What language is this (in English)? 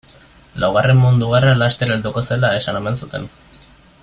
Basque